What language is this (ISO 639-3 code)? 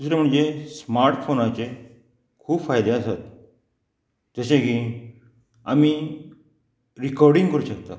kok